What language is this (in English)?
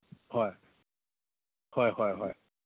Manipuri